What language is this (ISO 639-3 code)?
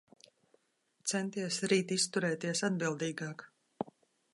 lav